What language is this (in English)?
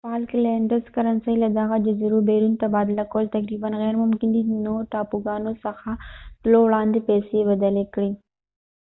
Pashto